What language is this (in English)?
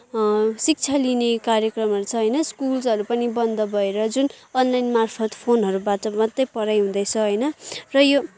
Nepali